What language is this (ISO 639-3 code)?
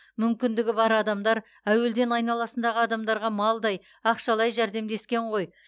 kaz